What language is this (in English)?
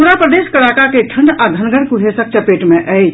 Maithili